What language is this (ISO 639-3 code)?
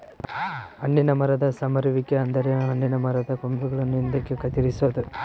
kan